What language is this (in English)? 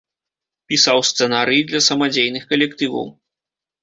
Belarusian